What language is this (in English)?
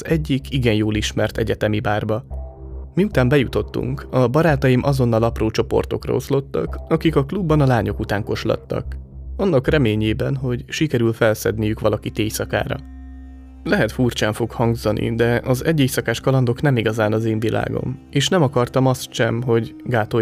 Hungarian